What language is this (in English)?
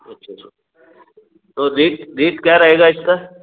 Hindi